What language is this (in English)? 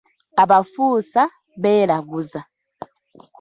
Ganda